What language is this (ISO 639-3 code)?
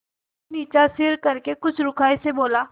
hin